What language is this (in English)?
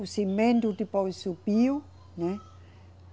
Portuguese